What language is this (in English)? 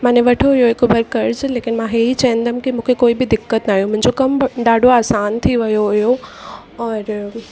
Sindhi